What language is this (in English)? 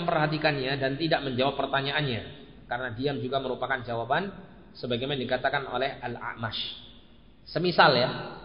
Indonesian